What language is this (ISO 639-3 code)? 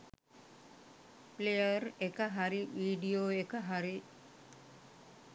sin